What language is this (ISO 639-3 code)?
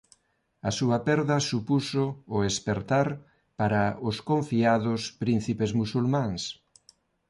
glg